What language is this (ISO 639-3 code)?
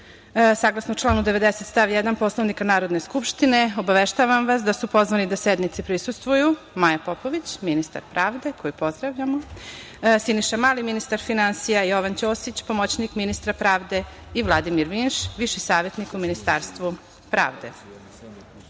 srp